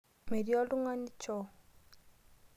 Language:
Masai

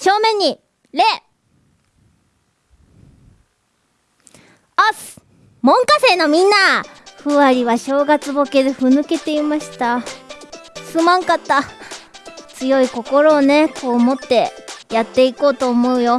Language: Japanese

